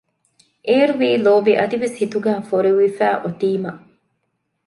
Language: Divehi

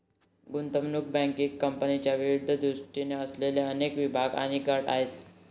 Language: Marathi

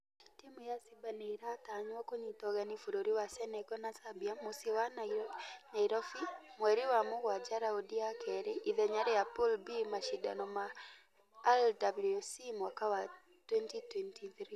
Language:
Kikuyu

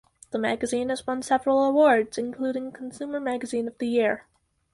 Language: English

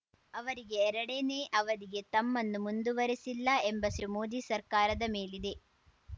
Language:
Kannada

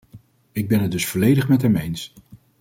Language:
Dutch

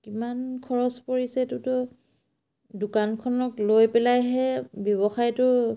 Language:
Assamese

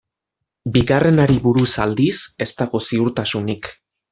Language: Basque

